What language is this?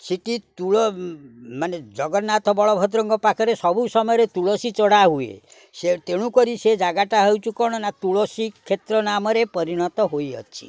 Odia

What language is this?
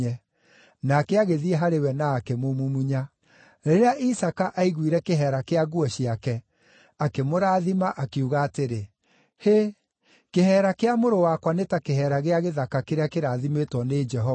Kikuyu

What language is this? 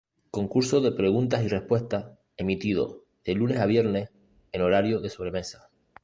Spanish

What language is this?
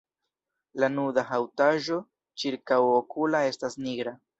Esperanto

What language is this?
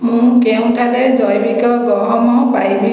Odia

